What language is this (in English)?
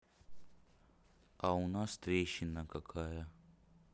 Russian